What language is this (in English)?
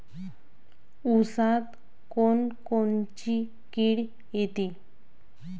Marathi